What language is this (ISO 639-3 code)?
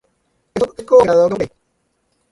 spa